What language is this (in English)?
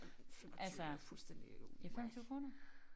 Danish